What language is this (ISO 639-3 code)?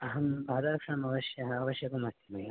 san